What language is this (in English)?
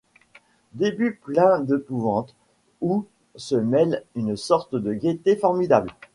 French